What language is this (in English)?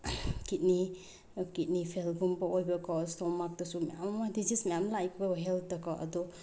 Manipuri